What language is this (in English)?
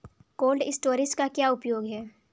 Hindi